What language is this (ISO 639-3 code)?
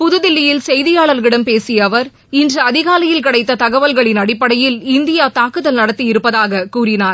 tam